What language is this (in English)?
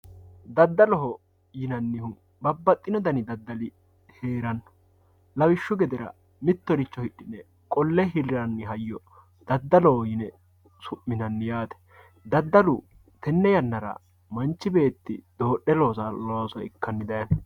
Sidamo